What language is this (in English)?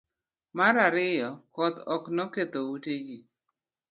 Luo (Kenya and Tanzania)